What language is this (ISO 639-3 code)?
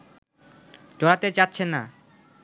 ben